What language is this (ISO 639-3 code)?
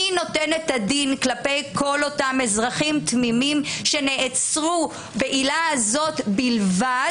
heb